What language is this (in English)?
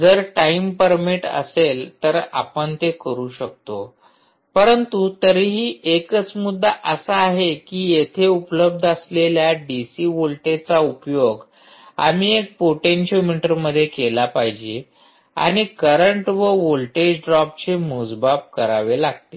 Marathi